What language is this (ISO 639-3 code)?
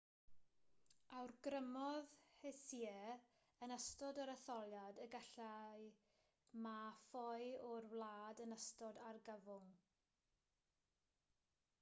cym